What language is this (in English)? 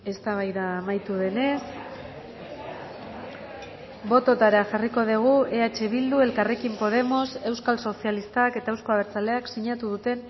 Basque